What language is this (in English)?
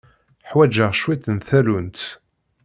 Kabyle